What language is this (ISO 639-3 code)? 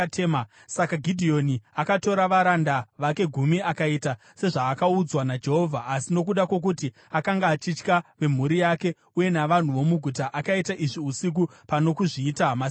sna